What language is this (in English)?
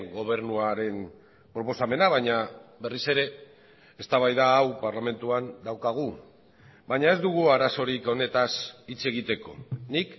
Basque